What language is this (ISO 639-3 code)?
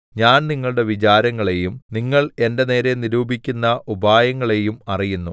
mal